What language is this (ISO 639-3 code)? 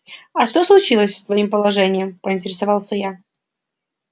rus